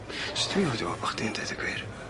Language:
Welsh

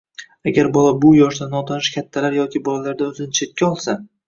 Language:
Uzbek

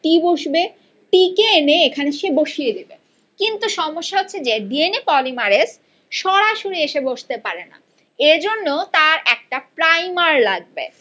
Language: Bangla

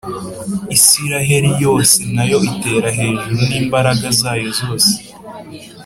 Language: Kinyarwanda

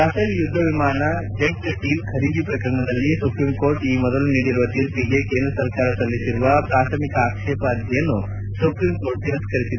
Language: Kannada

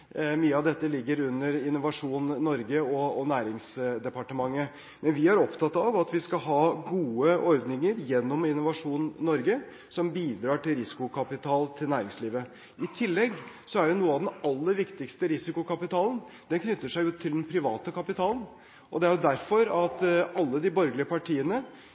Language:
Norwegian Bokmål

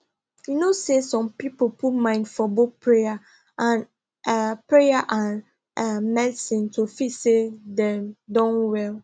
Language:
Nigerian Pidgin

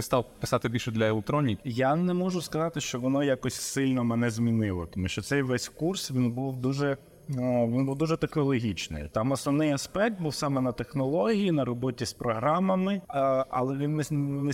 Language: Ukrainian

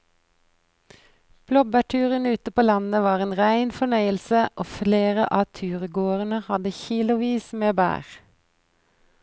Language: Norwegian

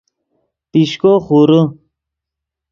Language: Yidgha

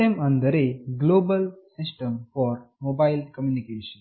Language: Kannada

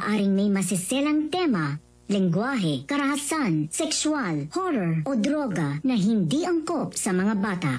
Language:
Filipino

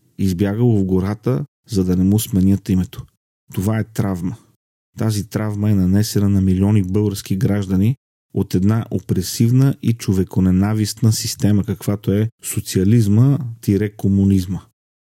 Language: Bulgarian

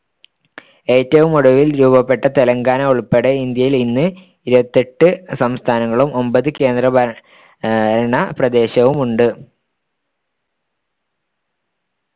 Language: Malayalam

